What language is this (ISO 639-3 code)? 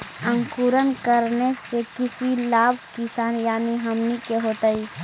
mag